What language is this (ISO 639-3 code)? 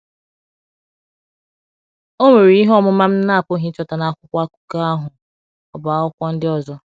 ibo